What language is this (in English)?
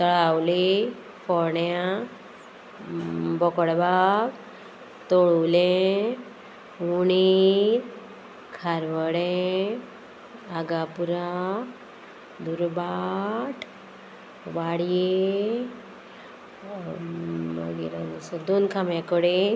Konkani